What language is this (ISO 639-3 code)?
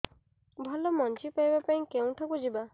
ori